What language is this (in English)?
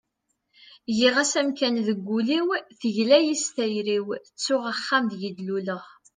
Kabyle